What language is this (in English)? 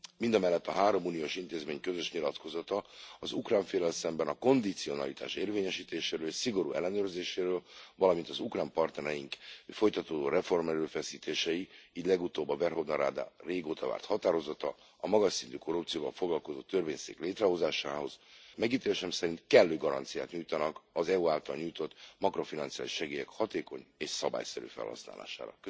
Hungarian